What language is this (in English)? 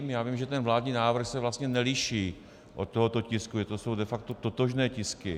Czech